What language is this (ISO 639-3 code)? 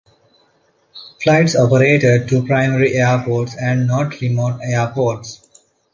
eng